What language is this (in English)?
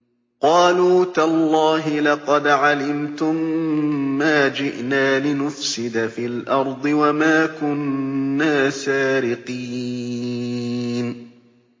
Arabic